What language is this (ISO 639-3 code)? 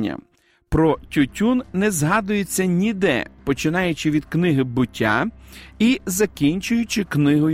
ukr